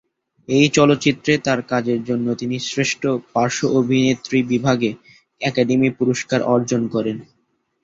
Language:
Bangla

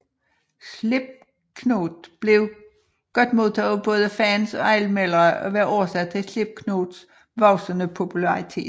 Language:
Danish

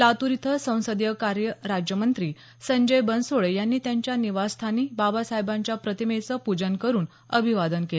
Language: Marathi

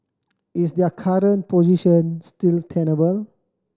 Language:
English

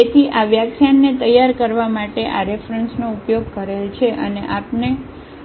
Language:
Gujarati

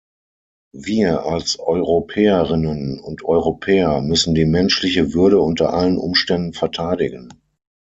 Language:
German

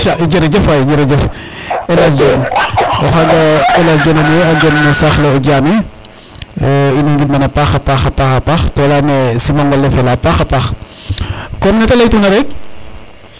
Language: Serer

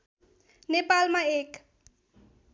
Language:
Nepali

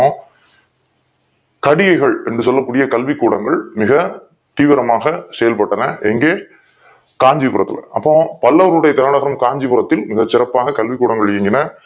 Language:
Tamil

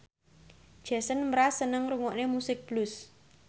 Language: Javanese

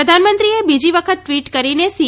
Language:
Gujarati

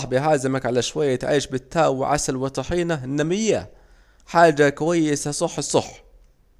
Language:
Saidi Arabic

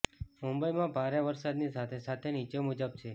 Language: Gujarati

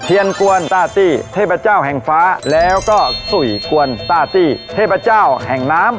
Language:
Thai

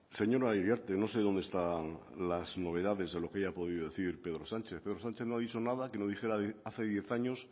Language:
Spanish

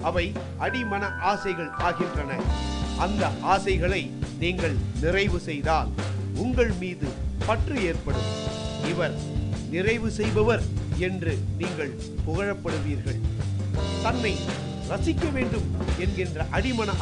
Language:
Tamil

